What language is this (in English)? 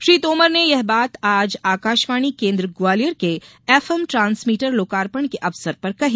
Hindi